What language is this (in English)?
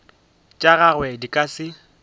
Northern Sotho